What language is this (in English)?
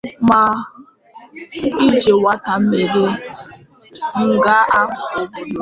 Igbo